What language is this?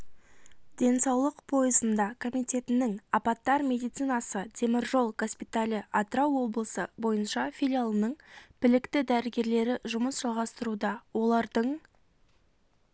Kazakh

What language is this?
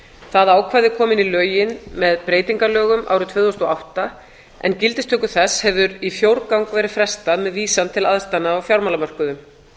Icelandic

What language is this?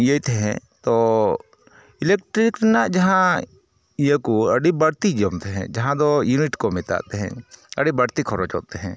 Santali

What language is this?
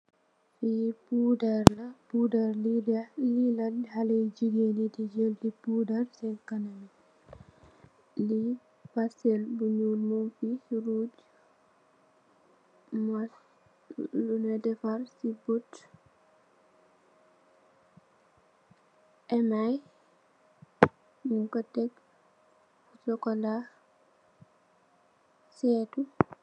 Wolof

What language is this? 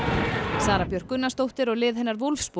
Icelandic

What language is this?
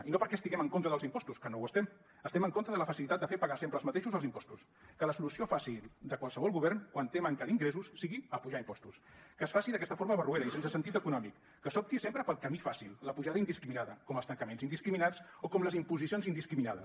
Catalan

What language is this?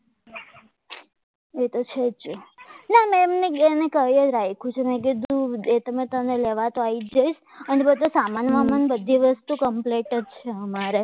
Gujarati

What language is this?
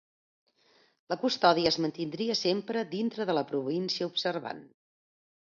Catalan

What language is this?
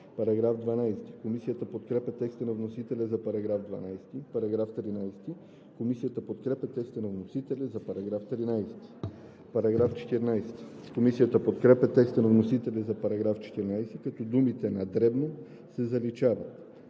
Bulgarian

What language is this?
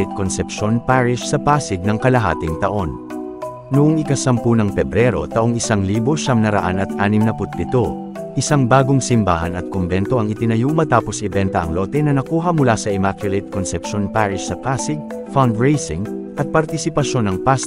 Filipino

